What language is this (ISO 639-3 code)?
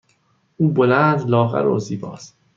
fas